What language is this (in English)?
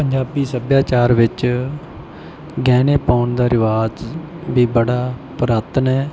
Punjabi